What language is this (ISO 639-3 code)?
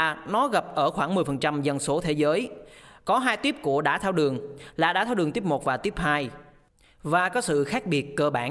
vie